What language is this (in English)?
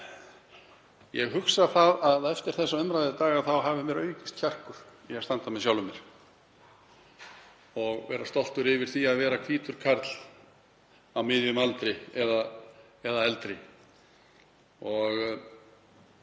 Icelandic